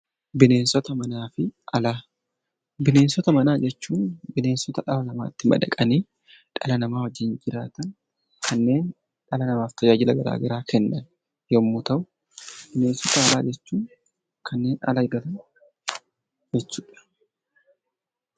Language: Oromo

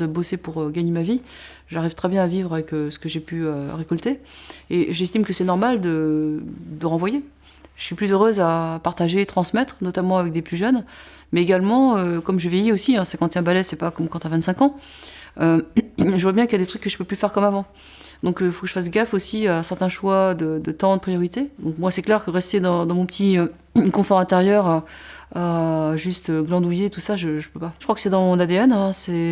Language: French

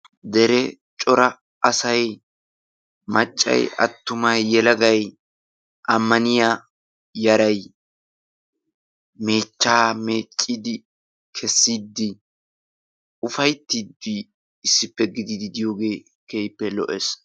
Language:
Wolaytta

